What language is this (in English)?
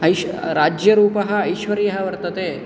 Sanskrit